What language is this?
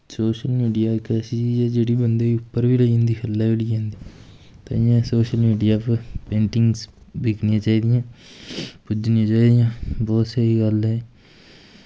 Dogri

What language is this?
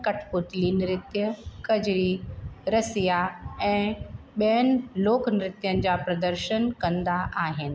Sindhi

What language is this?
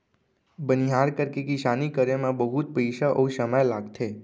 Chhattisgarhi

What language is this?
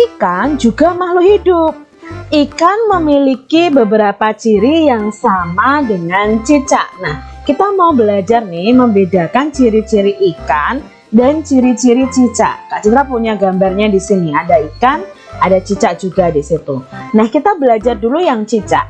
Indonesian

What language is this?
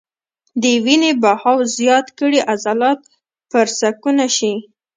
Pashto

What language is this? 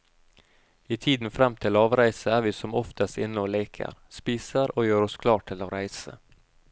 Norwegian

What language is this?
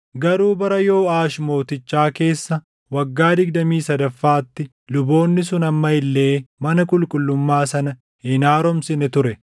Oromo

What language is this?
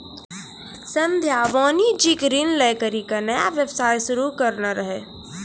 Maithili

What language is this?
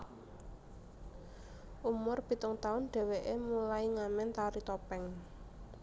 Javanese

